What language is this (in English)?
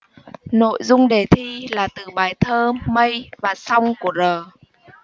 Vietnamese